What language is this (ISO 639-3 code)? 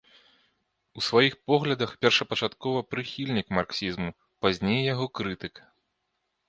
bel